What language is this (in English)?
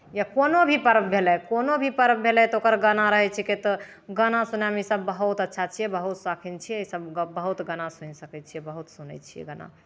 Maithili